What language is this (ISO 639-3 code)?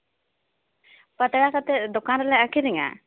sat